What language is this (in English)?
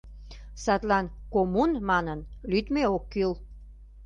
Mari